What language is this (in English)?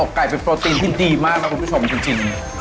Thai